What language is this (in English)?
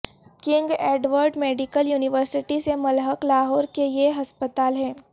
Urdu